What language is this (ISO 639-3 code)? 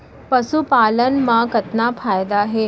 hne